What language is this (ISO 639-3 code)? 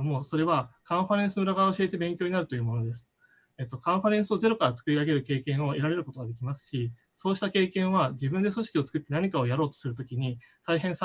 jpn